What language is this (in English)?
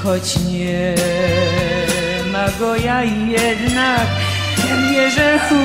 Greek